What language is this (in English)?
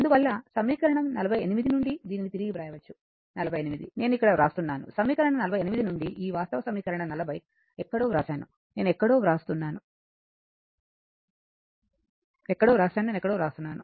Telugu